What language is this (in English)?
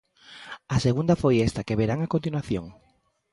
Galician